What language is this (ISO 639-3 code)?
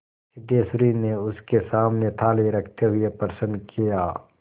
hin